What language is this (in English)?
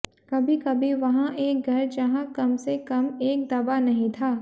Hindi